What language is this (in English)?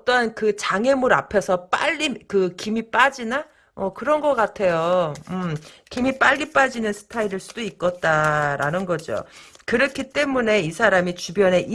Korean